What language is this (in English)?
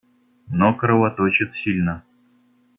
Russian